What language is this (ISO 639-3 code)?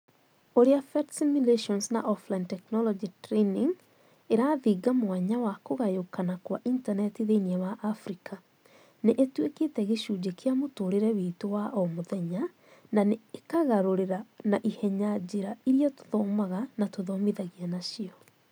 kik